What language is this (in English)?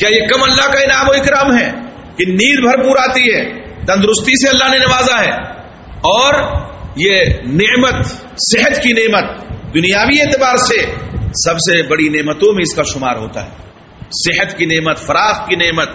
Urdu